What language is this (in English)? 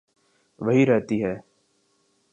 Urdu